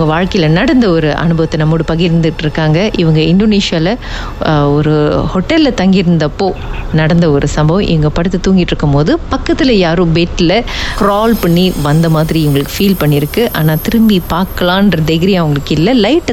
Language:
Tamil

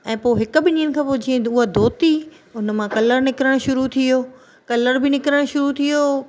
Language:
Sindhi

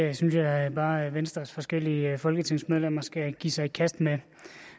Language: Danish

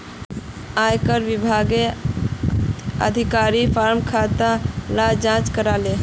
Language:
Magahi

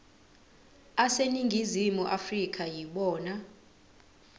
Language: Zulu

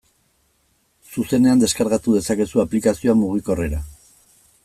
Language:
Basque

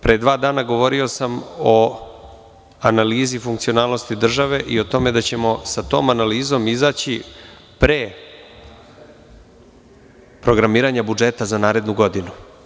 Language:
Serbian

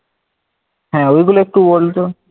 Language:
Bangla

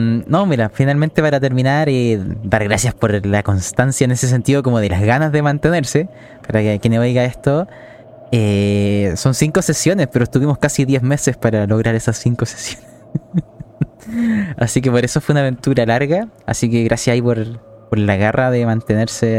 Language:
Spanish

